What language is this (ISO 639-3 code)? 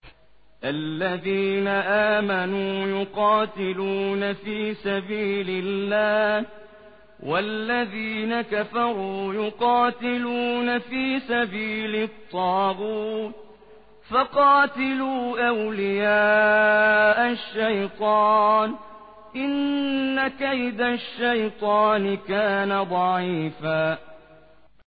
ara